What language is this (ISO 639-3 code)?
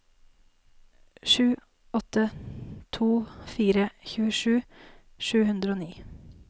nor